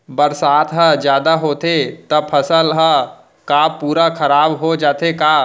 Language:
Chhattisgarhi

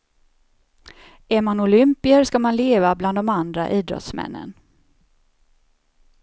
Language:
Swedish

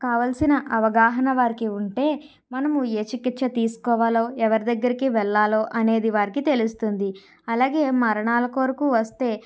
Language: Telugu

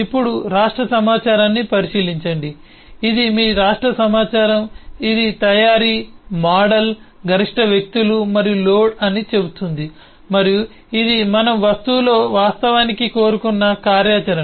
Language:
Telugu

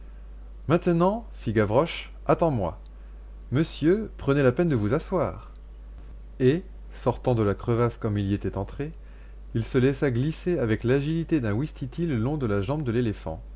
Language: French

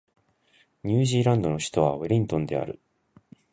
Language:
Japanese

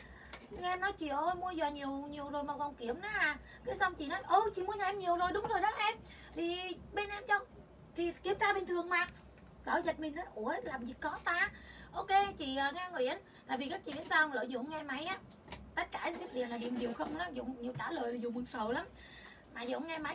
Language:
Vietnamese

